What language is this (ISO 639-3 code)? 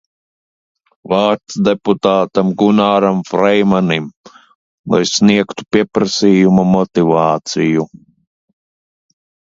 lav